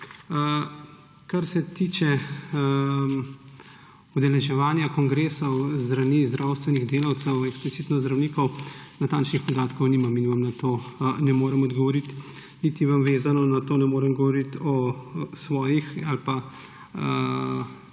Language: Slovenian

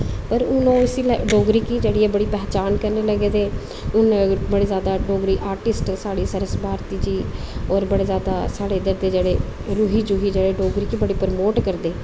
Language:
Dogri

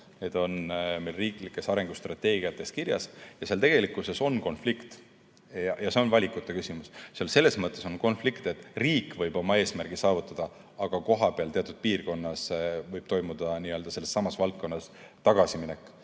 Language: Estonian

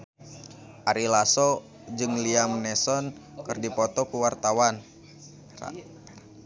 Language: Sundanese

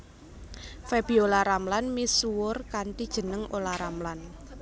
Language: Javanese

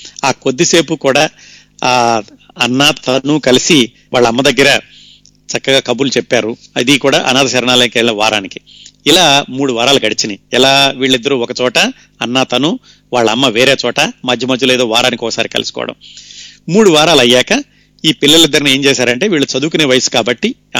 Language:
Telugu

